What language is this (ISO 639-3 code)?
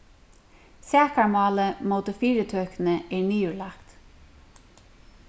fao